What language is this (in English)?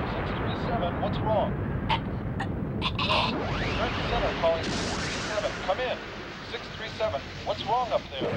Japanese